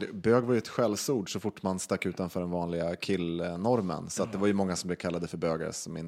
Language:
Swedish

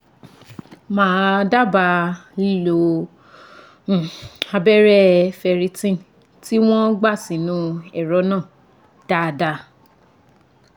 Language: Yoruba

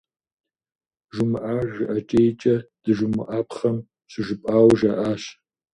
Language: Kabardian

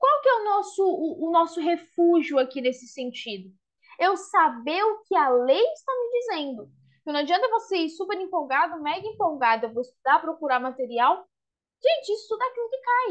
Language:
Portuguese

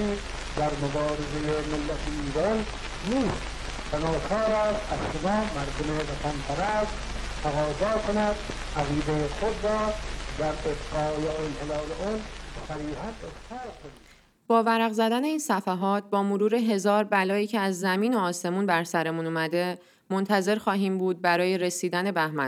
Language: Persian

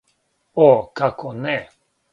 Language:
Serbian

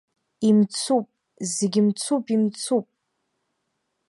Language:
Abkhazian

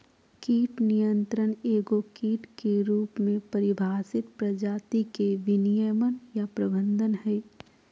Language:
Magahi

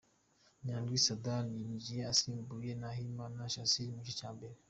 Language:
Kinyarwanda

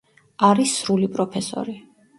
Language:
Georgian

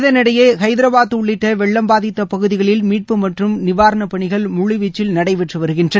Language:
Tamil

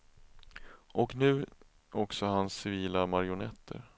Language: Swedish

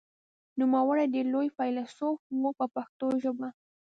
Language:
Pashto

